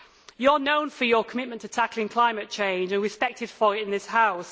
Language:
English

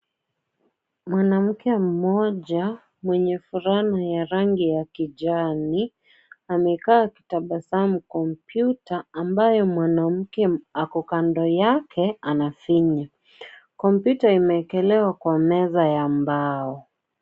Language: Swahili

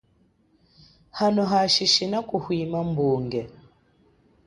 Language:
Chokwe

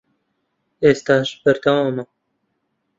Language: Central Kurdish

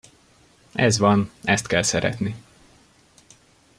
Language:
Hungarian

